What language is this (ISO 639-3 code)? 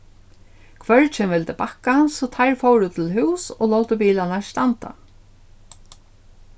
fao